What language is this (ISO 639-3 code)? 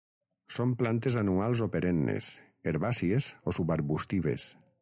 cat